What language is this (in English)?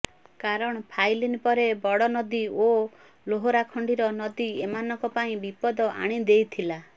Odia